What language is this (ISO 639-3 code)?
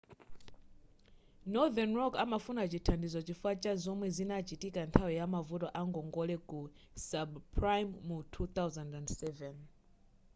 nya